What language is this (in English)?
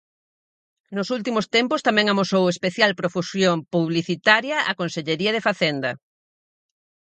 Galician